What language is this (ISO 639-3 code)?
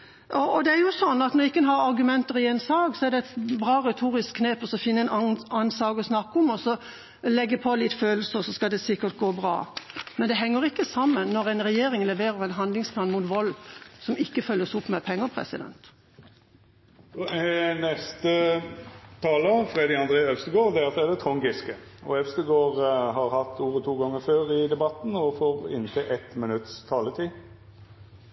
nor